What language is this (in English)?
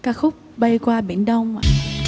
Vietnamese